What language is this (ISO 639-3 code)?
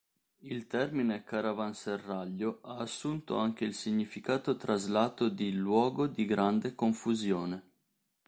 ita